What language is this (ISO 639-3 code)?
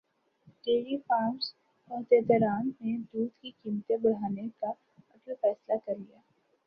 urd